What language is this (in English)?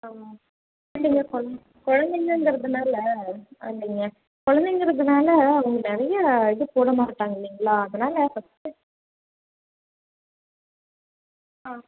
Tamil